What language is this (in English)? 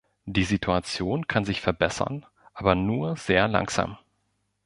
German